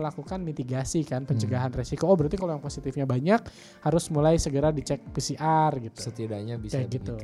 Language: Indonesian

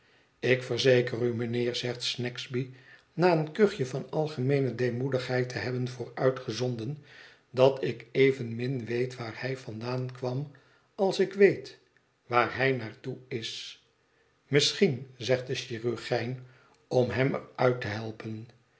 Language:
Dutch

